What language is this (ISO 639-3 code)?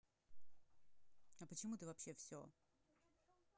rus